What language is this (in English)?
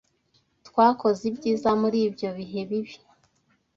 Kinyarwanda